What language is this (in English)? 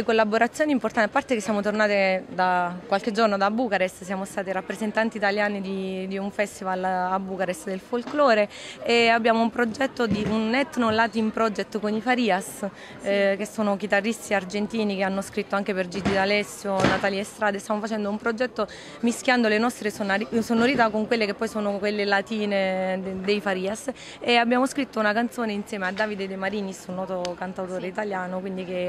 Italian